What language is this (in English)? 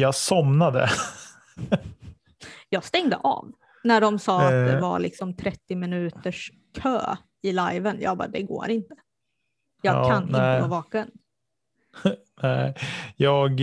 Swedish